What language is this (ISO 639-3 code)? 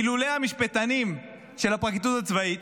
heb